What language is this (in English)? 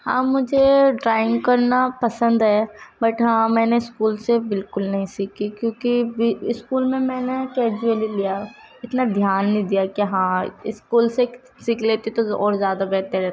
Urdu